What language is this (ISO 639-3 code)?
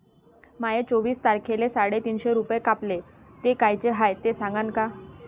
mar